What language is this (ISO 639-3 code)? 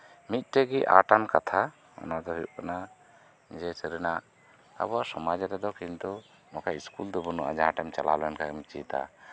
sat